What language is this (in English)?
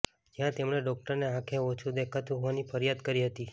Gujarati